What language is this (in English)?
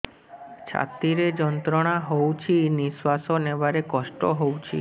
Odia